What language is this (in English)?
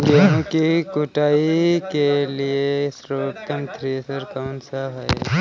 Hindi